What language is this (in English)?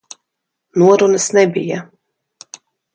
Latvian